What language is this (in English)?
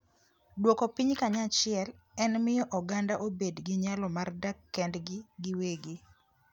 Luo (Kenya and Tanzania)